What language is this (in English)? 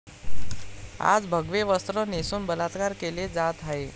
Marathi